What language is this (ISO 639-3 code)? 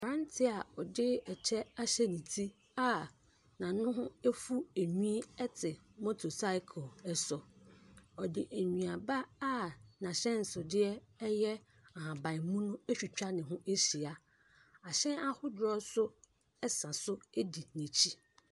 aka